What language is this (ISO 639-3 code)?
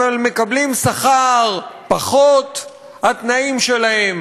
heb